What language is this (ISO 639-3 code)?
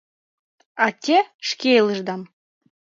chm